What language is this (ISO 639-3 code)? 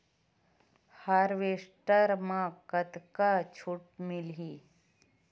hne